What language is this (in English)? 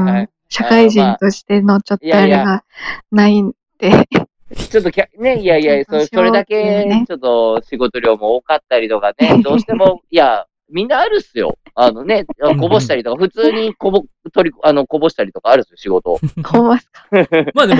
Japanese